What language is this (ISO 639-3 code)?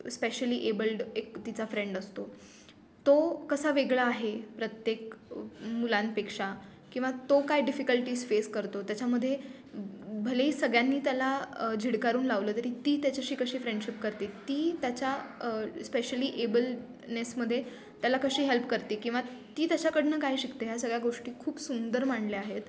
mar